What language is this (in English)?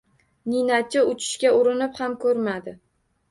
Uzbek